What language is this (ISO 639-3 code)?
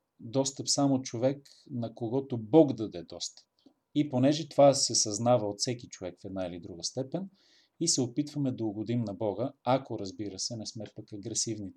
bul